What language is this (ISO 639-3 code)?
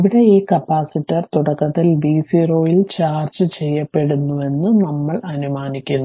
mal